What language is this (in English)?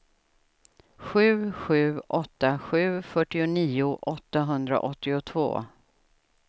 Swedish